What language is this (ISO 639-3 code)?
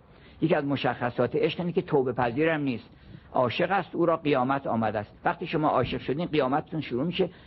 fas